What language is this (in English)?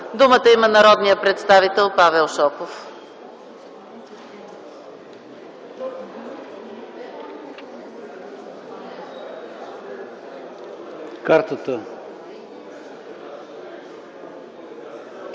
Bulgarian